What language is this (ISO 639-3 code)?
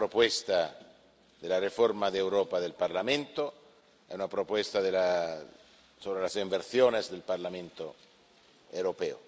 spa